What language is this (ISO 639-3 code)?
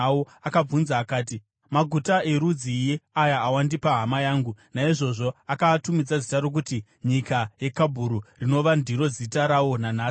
sna